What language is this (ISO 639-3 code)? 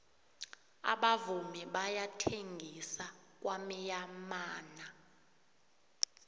nbl